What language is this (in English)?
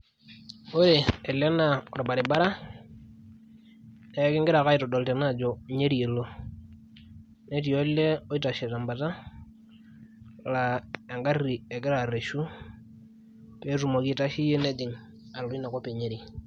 Masai